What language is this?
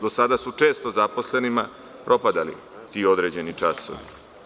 Serbian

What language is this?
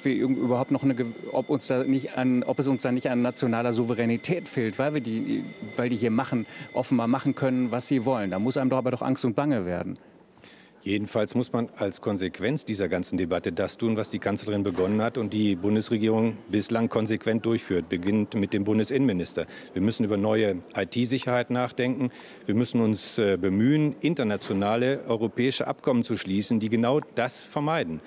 German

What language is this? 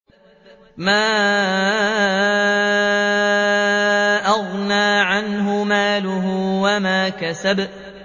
Arabic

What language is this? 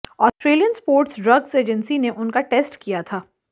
Hindi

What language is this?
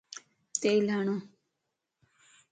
Lasi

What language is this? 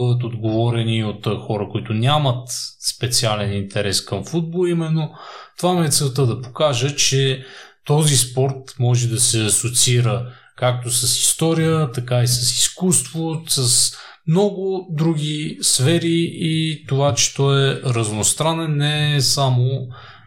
Bulgarian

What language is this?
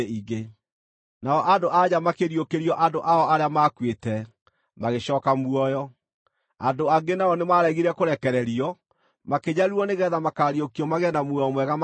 Kikuyu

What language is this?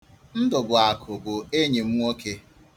Igbo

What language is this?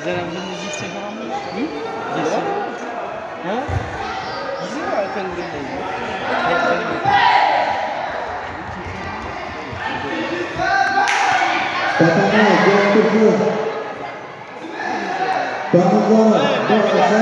Turkish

